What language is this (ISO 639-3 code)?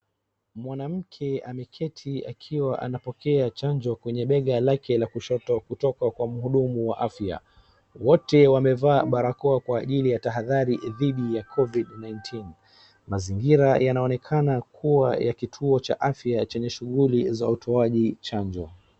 swa